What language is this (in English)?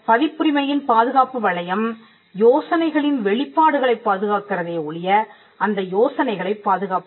Tamil